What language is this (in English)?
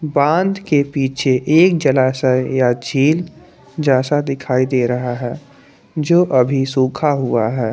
Hindi